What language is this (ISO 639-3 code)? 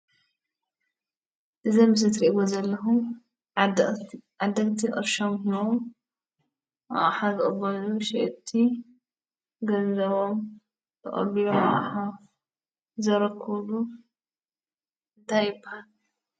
tir